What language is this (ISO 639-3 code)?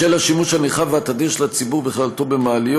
heb